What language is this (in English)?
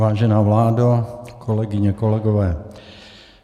Czech